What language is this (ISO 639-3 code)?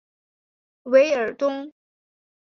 zho